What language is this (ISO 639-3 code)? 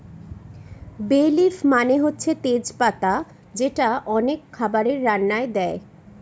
ben